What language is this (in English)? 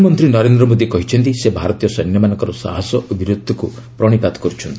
Odia